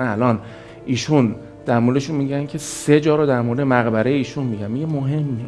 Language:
Persian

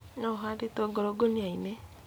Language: Kikuyu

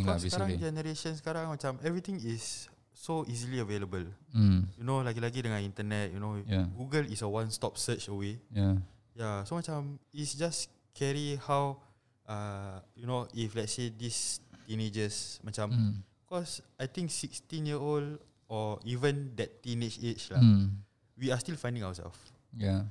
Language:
Malay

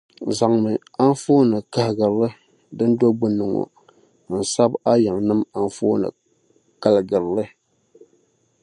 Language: Dagbani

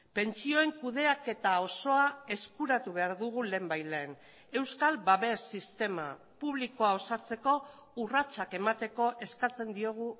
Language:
Basque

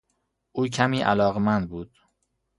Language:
Persian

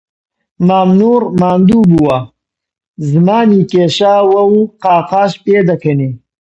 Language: Central Kurdish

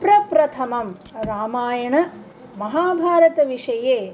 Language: Sanskrit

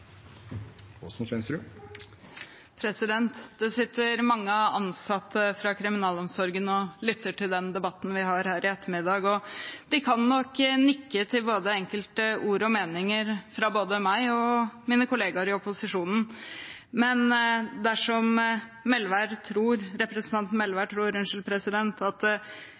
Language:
Norwegian Bokmål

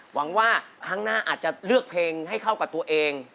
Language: Thai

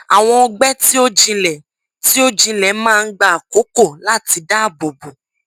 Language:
Yoruba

